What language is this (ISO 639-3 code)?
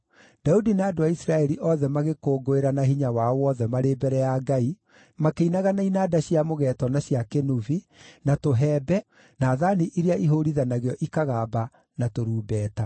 kik